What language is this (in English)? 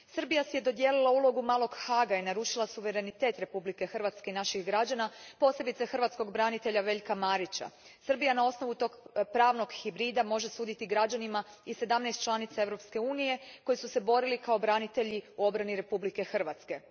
Croatian